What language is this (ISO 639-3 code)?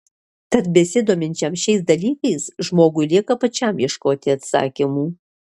lit